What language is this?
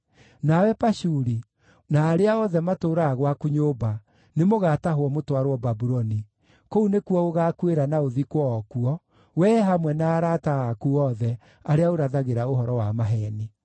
Kikuyu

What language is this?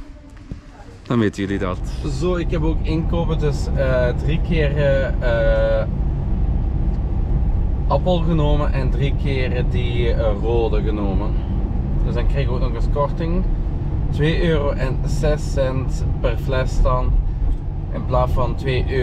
Dutch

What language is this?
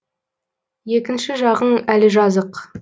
Kazakh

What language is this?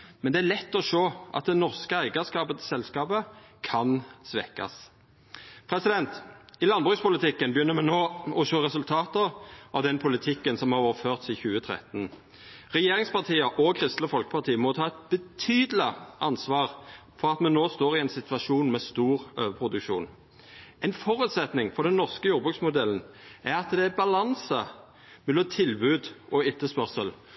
Norwegian Nynorsk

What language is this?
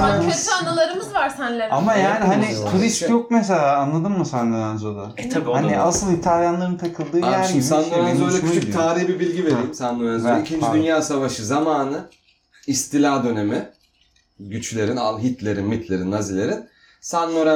Turkish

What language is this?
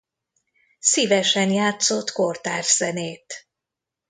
Hungarian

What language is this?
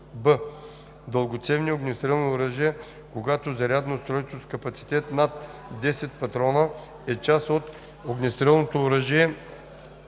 Bulgarian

